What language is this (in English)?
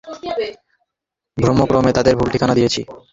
Bangla